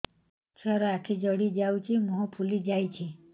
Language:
Odia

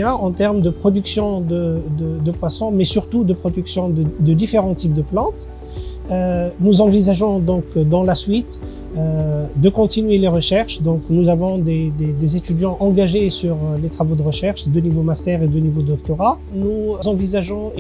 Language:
French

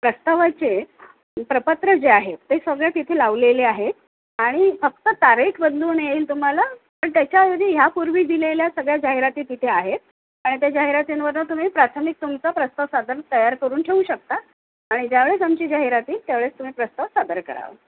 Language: Marathi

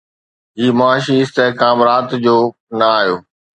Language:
Sindhi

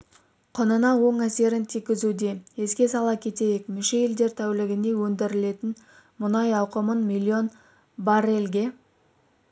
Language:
Kazakh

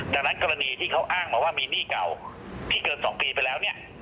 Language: Thai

